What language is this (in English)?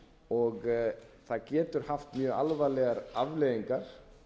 Icelandic